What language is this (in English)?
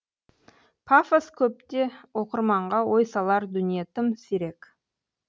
Kazakh